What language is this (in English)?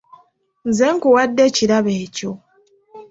Ganda